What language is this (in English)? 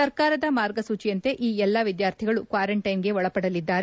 Kannada